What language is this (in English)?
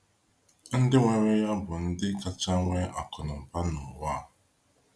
Igbo